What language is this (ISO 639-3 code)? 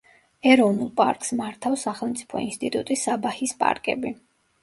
kat